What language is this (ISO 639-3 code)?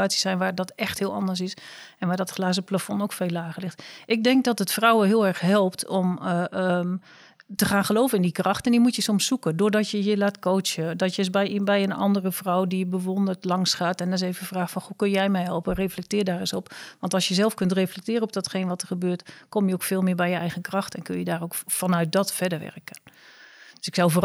nld